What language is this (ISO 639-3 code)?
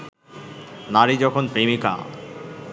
ben